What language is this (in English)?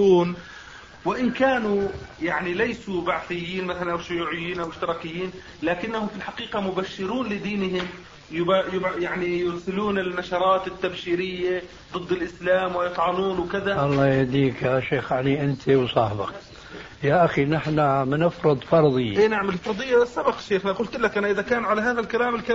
Arabic